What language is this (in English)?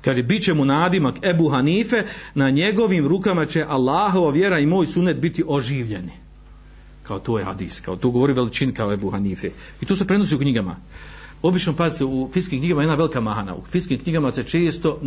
Croatian